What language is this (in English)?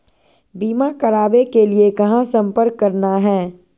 Magahi